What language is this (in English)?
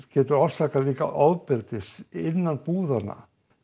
Icelandic